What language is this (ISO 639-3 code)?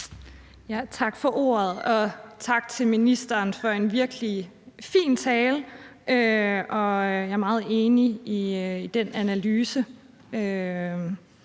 dan